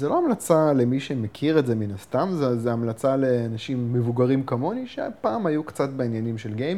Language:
Hebrew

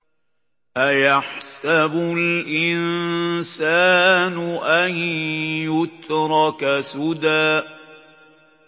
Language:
Arabic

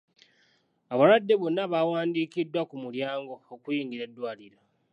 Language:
Ganda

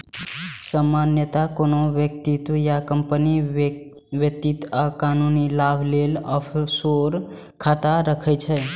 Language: Maithili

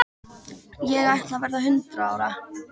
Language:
Icelandic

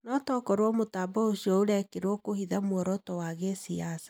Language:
Kikuyu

